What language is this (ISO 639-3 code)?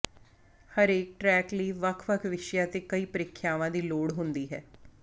pan